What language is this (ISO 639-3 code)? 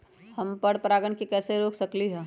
mag